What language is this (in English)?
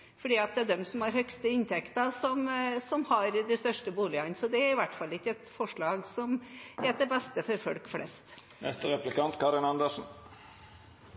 Norwegian Bokmål